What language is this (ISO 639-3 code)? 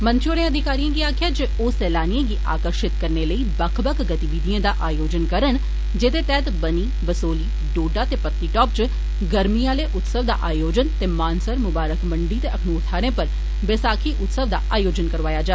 doi